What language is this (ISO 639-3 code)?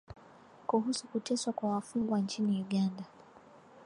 swa